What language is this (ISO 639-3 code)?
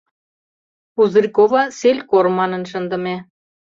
chm